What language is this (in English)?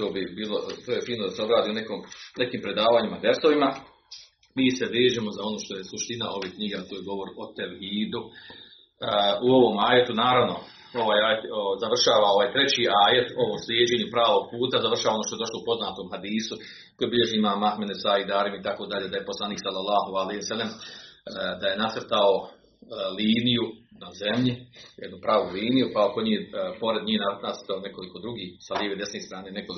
Croatian